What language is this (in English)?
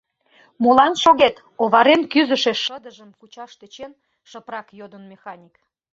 Mari